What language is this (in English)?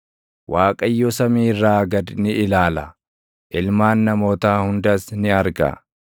Oromo